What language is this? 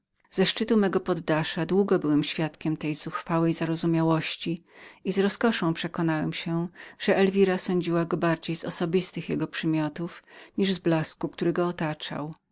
Polish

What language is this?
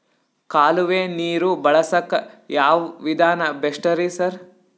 Kannada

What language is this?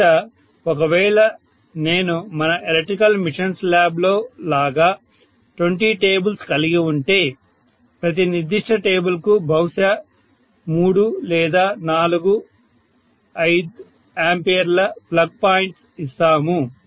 Telugu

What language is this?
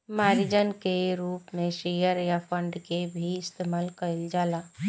Bhojpuri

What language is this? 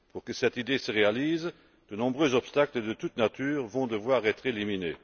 French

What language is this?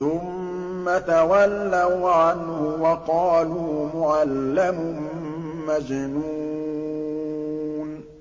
Arabic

